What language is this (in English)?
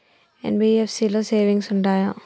Telugu